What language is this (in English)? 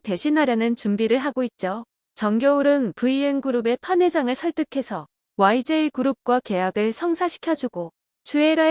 Korean